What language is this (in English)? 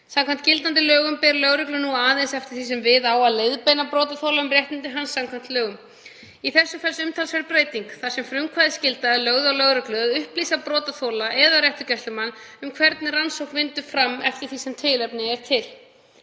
Icelandic